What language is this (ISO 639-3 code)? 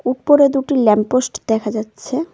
ben